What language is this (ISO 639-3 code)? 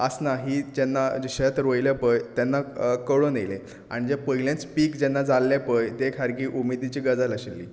kok